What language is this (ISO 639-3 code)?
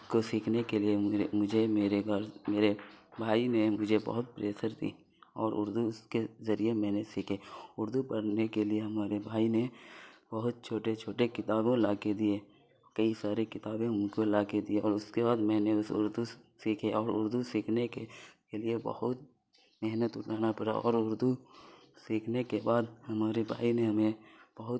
urd